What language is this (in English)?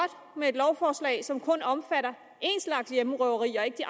Danish